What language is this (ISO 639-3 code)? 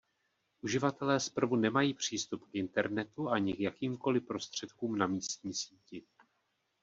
ces